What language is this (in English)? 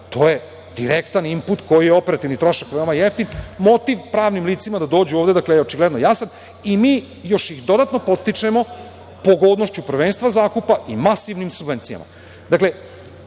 Serbian